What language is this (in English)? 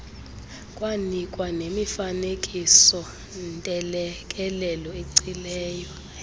Xhosa